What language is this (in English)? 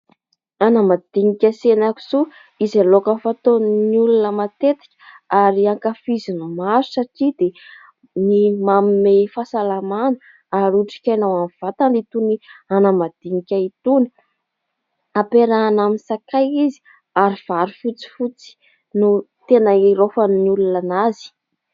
Malagasy